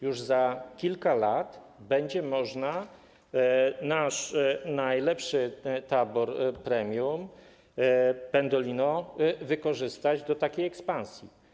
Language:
Polish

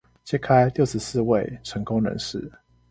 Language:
Chinese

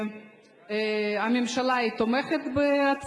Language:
Hebrew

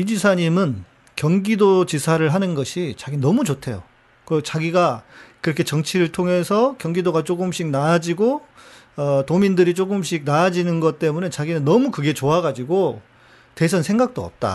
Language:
Korean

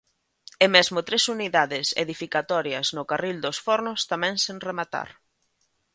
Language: Galician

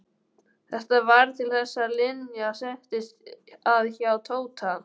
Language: Icelandic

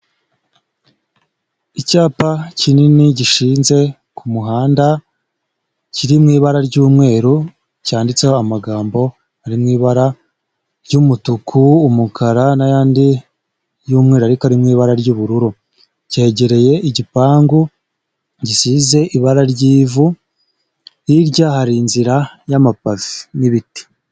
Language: Kinyarwanda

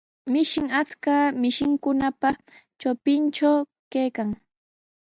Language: Sihuas Ancash Quechua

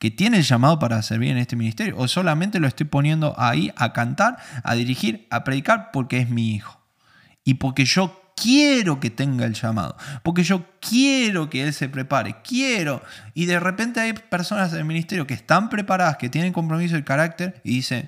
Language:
Spanish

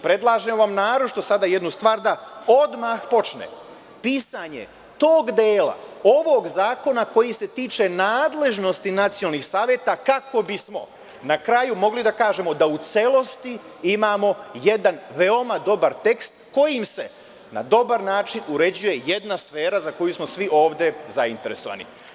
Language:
Serbian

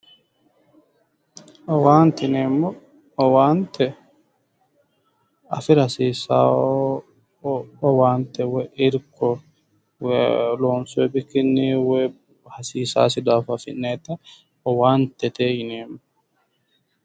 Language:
Sidamo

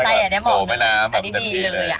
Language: Thai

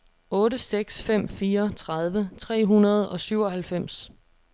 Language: Danish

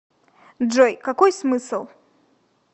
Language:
Russian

